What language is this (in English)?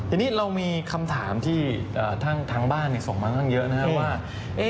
Thai